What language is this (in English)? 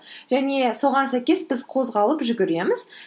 Kazakh